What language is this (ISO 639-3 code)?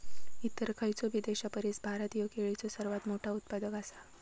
mar